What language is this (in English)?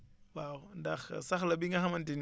Wolof